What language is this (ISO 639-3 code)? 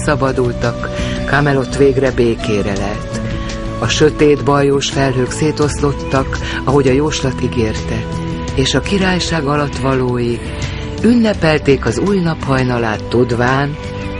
hun